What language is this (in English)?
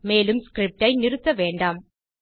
Tamil